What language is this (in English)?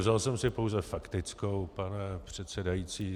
Czech